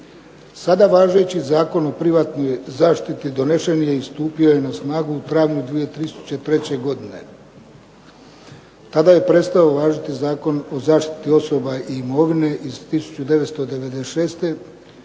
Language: Croatian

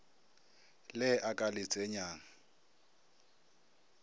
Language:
Northern Sotho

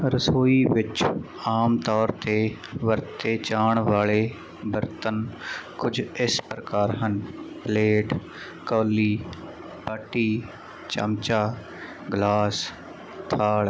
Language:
Punjabi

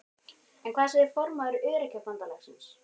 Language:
Icelandic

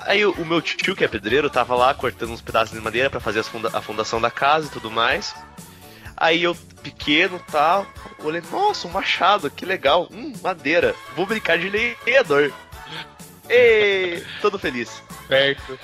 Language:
Portuguese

